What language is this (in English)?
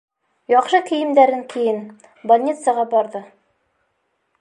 Bashkir